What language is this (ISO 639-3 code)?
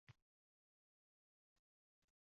uzb